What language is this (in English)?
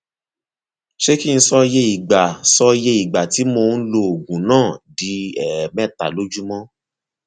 Yoruba